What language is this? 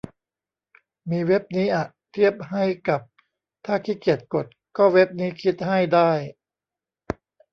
Thai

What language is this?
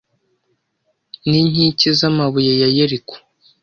Kinyarwanda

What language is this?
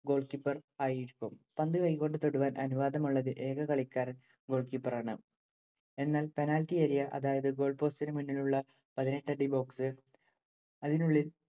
Malayalam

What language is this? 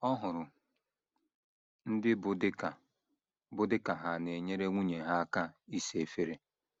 Igbo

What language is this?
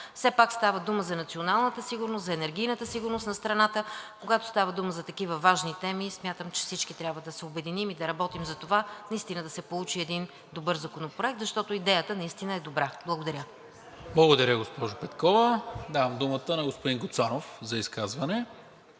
Bulgarian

